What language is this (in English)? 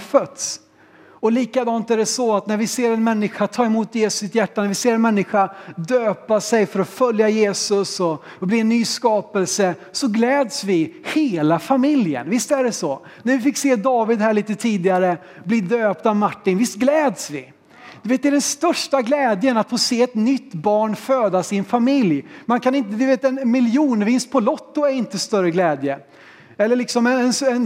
Swedish